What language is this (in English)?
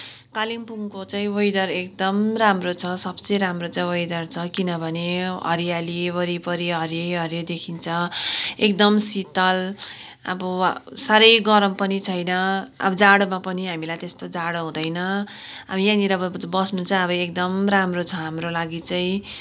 Nepali